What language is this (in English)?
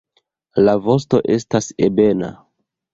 Esperanto